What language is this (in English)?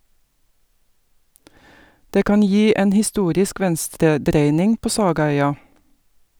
Norwegian